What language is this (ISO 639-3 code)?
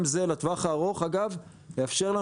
heb